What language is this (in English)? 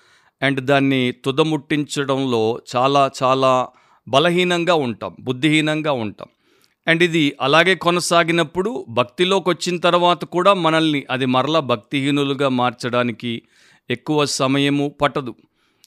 Telugu